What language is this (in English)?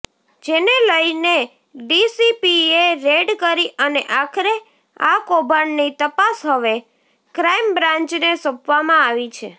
Gujarati